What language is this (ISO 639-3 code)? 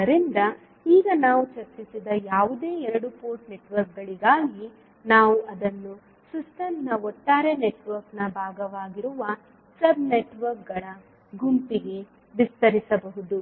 kan